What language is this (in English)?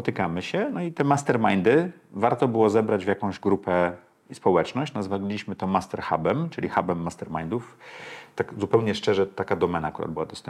Polish